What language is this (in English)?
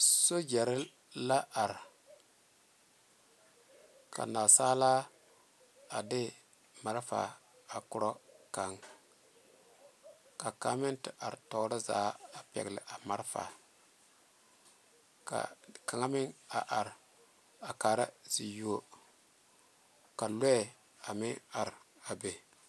Southern Dagaare